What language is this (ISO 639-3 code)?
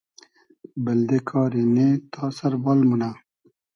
haz